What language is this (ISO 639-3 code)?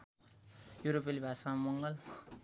nep